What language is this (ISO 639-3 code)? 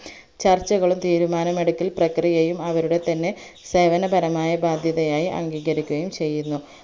mal